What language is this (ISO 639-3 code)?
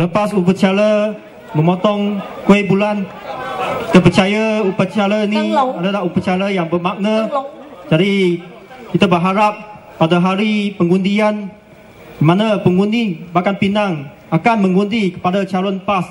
msa